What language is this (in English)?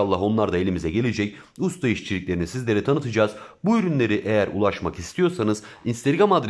Turkish